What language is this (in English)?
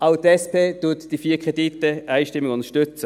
Swiss German